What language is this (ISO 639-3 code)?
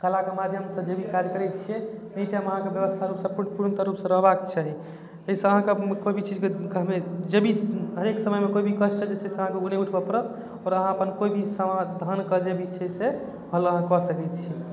mai